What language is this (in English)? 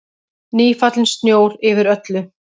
Icelandic